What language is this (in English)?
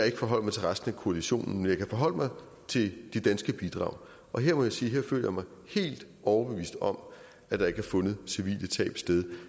Danish